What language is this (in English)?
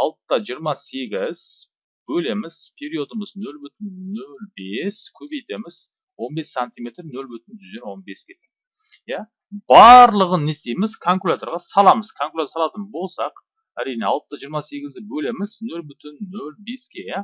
Turkish